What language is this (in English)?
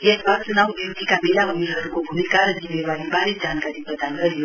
Nepali